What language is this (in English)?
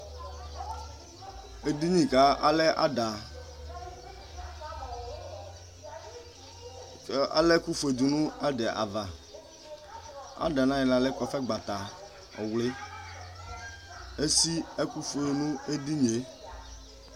Ikposo